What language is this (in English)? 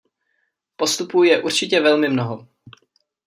Czech